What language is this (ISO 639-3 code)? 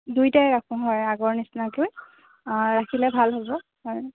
asm